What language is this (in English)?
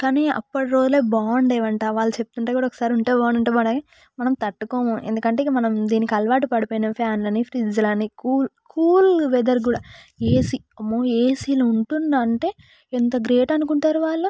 Telugu